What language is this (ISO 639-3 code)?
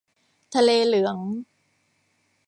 tha